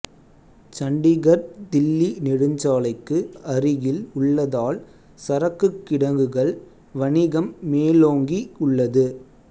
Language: Tamil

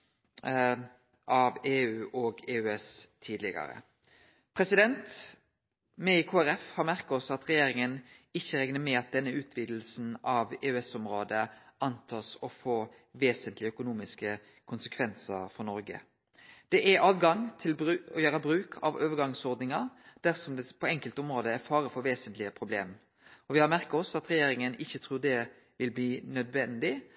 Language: Norwegian Nynorsk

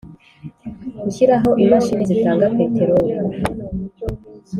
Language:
Kinyarwanda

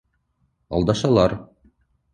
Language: Bashkir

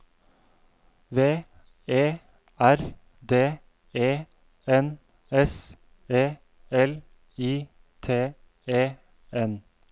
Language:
Norwegian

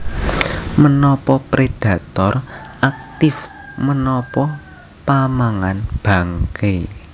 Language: Javanese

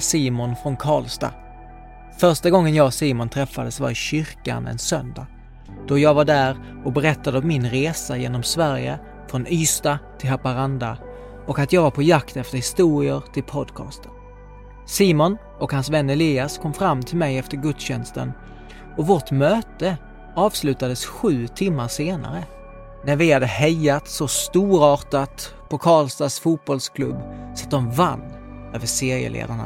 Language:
Swedish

